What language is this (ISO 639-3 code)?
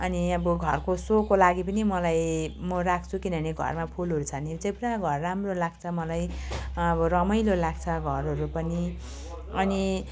nep